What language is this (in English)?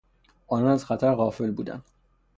Persian